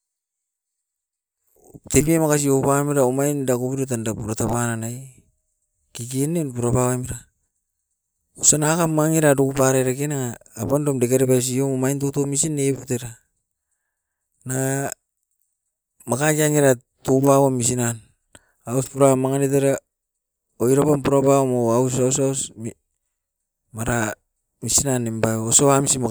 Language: Askopan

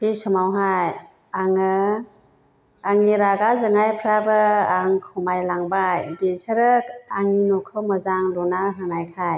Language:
Bodo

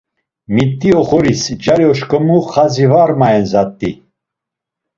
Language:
Laz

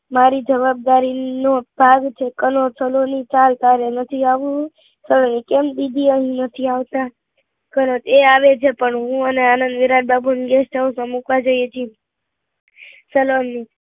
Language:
Gujarati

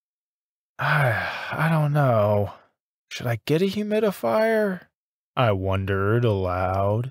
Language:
English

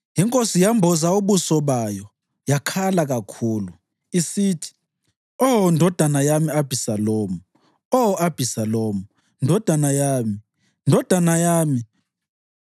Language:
North Ndebele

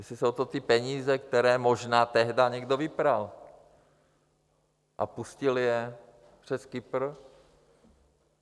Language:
Czech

